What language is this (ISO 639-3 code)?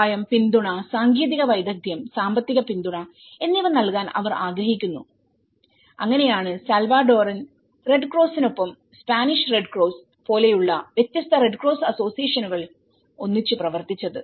mal